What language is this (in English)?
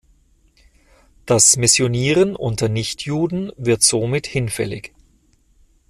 German